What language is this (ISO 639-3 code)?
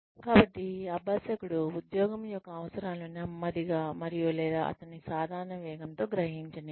tel